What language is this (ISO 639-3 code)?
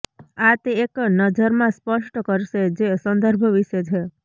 guj